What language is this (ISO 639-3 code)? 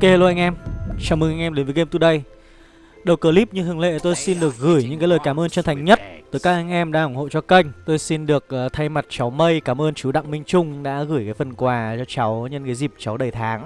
vie